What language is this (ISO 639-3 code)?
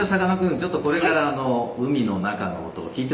jpn